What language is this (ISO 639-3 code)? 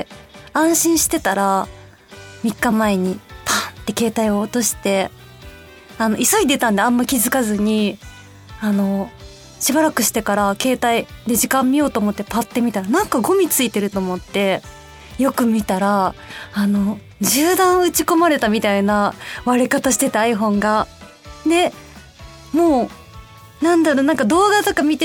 jpn